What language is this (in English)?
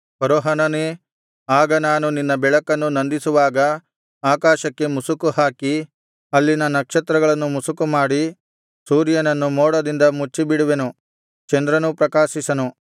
Kannada